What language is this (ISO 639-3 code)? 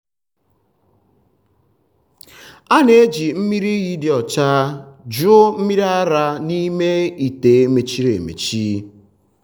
ibo